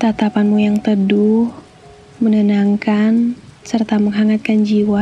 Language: Indonesian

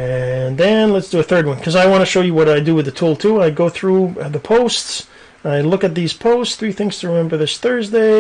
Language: English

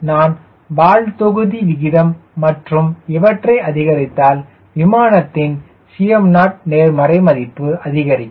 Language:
Tamil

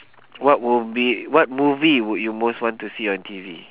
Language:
English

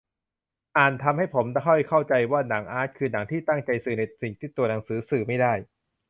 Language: Thai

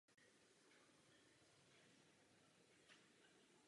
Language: Czech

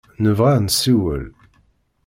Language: Kabyle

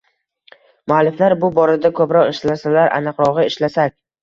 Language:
Uzbek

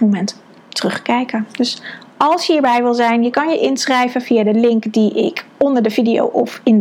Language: Dutch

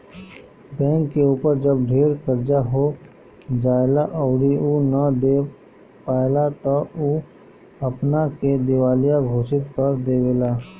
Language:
Bhojpuri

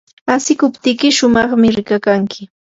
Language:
Yanahuanca Pasco Quechua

